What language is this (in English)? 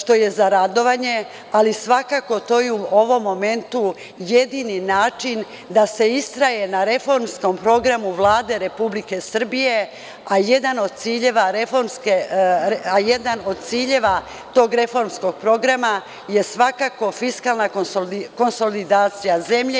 Serbian